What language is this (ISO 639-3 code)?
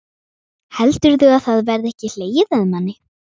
isl